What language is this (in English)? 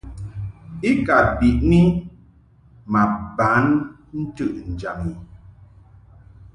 Mungaka